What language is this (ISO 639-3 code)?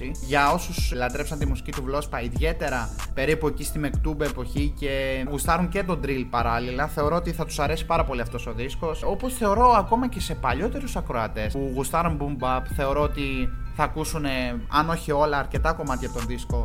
ell